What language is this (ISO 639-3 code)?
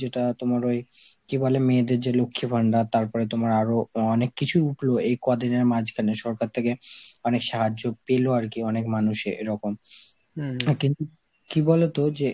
ben